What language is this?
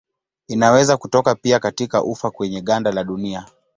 Swahili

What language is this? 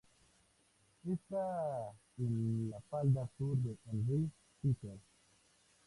Spanish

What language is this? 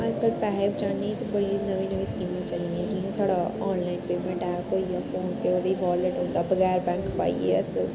Dogri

